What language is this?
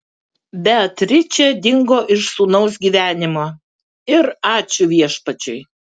Lithuanian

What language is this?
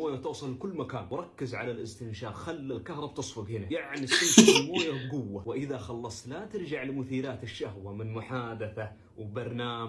Arabic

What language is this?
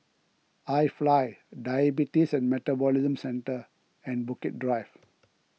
English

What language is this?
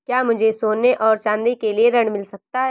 Hindi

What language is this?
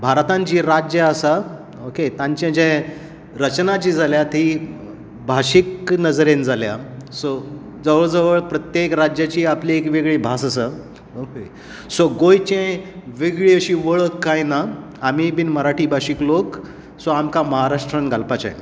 Konkani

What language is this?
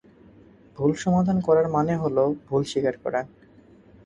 Bangla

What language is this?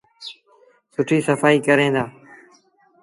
Sindhi Bhil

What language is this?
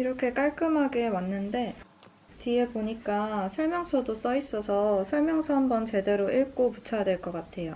Korean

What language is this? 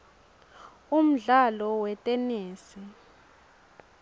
Swati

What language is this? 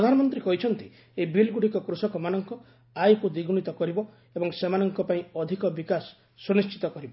Odia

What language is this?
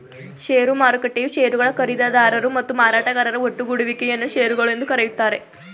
Kannada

